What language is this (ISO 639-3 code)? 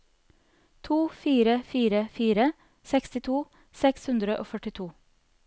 nor